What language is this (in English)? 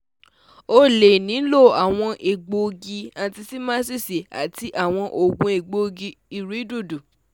Yoruba